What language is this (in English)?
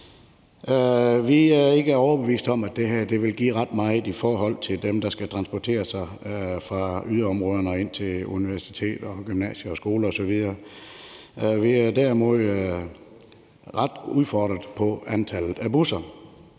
Danish